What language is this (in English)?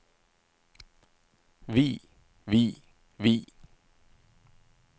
Norwegian